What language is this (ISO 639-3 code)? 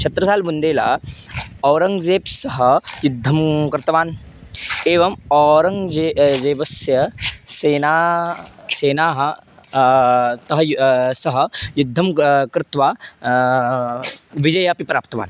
san